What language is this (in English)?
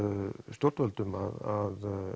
Icelandic